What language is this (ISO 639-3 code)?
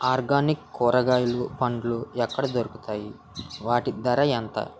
tel